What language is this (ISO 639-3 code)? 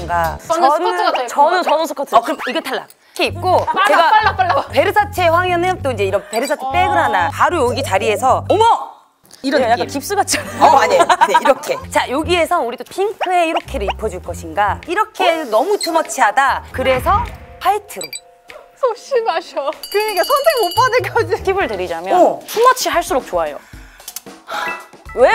kor